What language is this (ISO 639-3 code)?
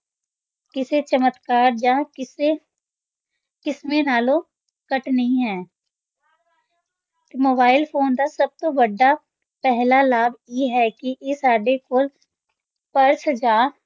pan